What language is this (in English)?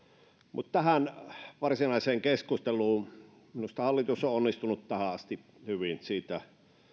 Finnish